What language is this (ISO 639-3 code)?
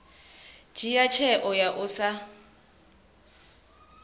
ven